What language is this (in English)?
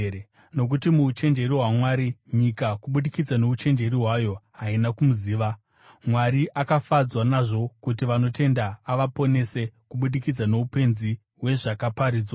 Shona